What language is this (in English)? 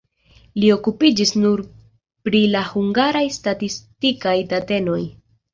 Esperanto